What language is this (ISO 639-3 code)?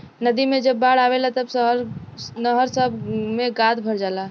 bho